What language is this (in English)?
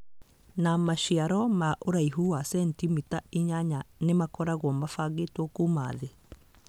Kikuyu